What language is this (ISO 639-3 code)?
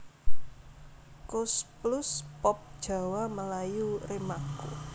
jav